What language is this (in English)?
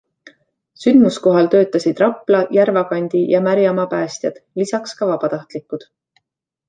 Estonian